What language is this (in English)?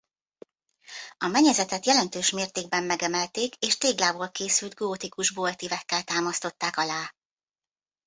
Hungarian